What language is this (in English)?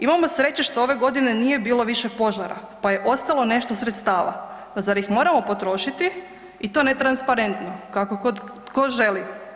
Croatian